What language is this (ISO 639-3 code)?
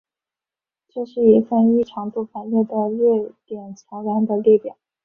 zho